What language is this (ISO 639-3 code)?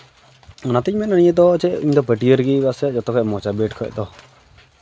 sat